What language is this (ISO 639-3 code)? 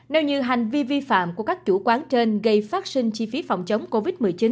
vie